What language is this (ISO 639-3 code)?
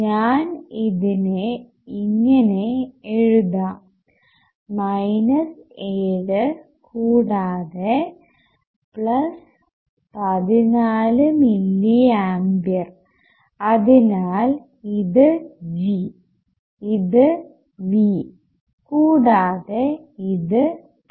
mal